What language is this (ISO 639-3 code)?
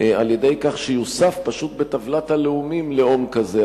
heb